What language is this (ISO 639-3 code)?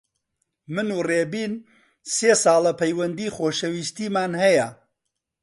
ckb